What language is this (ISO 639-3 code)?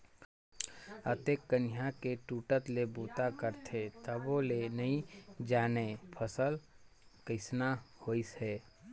hne